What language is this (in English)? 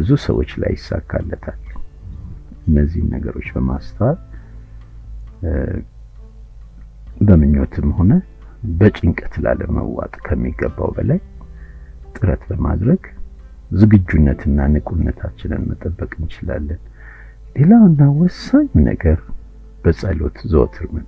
Amharic